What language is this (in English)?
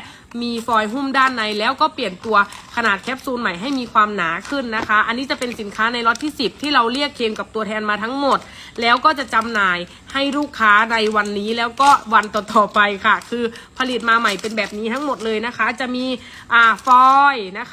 Thai